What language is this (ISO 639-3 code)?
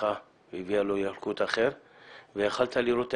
heb